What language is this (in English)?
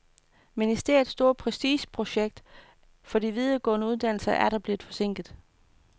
Danish